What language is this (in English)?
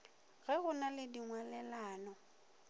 Northern Sotho